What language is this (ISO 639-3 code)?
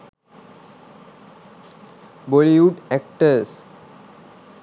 sin